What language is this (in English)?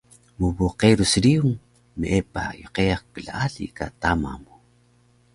Taroko